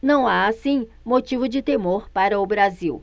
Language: Portuguese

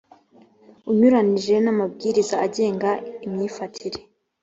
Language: Kinyarwanda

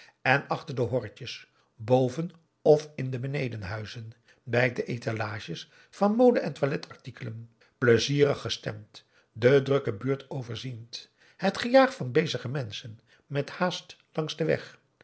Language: Dutch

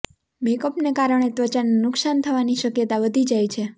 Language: Gujarati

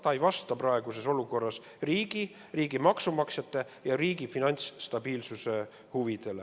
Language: Estonian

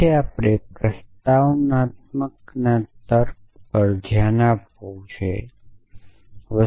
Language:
Gujarati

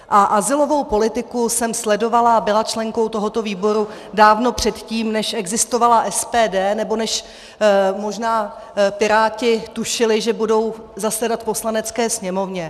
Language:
Czech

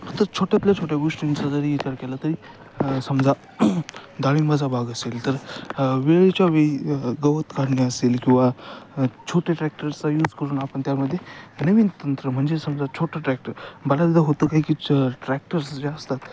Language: Marathi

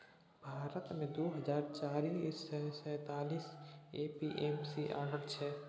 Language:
Maithili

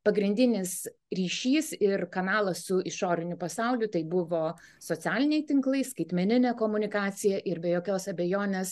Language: Lithuanian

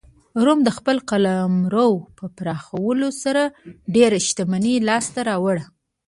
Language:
Pashto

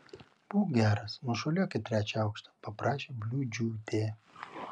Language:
Lithuanian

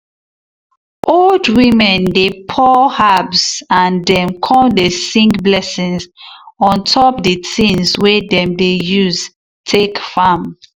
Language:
Nigerian Pidgin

